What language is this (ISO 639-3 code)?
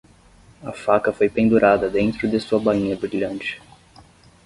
por